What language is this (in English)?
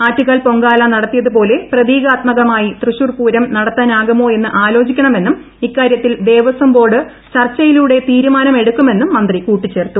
Malayalam